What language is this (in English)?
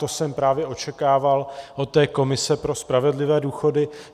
Czech